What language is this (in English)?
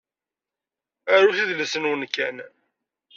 Kabyle